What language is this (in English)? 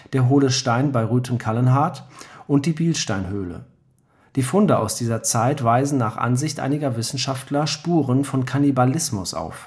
German